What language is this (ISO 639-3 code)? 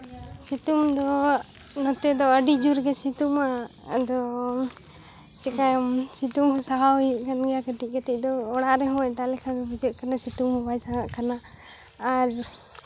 sat